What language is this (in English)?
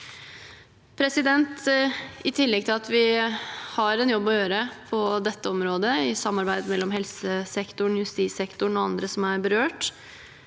Norwegian